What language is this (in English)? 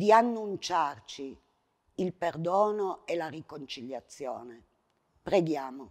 Italian